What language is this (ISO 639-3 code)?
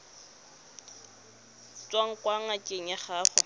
tsn